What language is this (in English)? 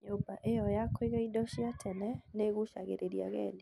Kikuyu